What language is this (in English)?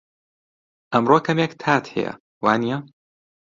Central Kurdish